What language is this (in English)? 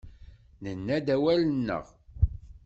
Kabyle